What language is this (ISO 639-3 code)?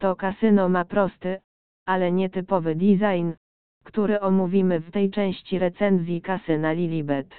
pol